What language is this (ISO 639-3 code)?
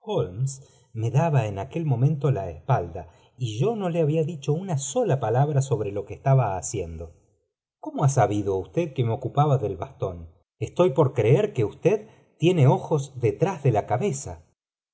spa